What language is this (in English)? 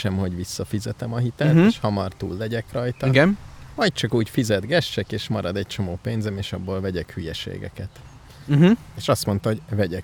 Hungarian